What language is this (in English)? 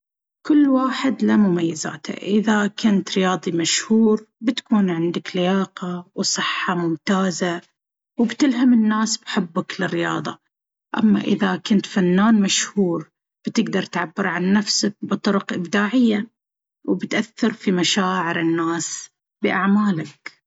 Baharna Arabic